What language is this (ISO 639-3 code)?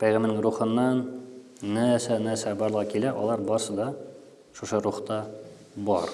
tur